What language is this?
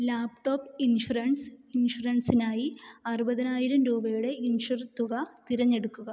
Malayalam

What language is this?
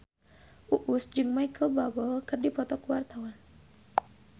Sundanese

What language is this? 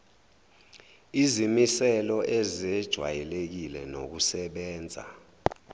Zulu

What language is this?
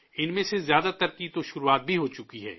Urdu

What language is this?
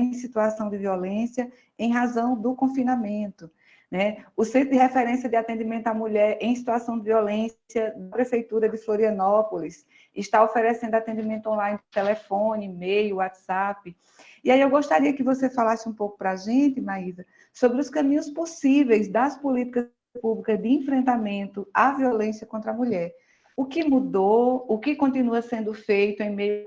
Portuguese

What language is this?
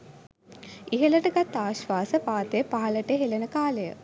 Sinhala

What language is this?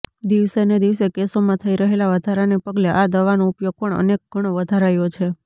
Gujarati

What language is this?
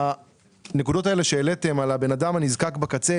Hebrew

